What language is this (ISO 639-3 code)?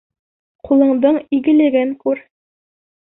bak